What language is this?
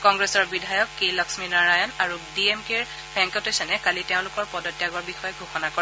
Assamese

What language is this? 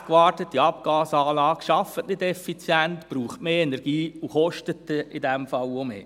Swiss German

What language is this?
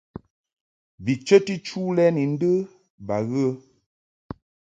Mungaka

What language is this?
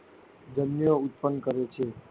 Gujarati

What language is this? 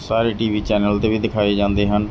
Punjabi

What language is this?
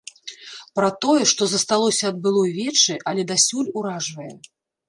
Belarusian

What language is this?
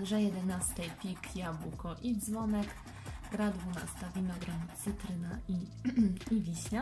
Polish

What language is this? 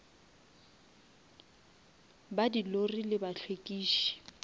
Northern Sotho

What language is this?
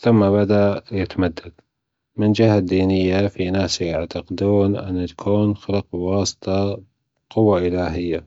Gulf Arabic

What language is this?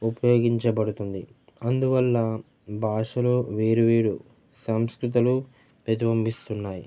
Telugu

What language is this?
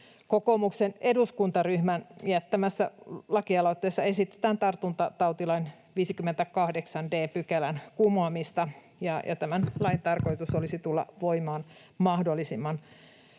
Finnish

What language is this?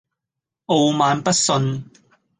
Cantonese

